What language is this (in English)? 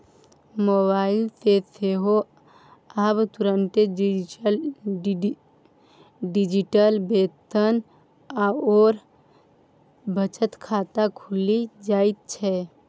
Maithili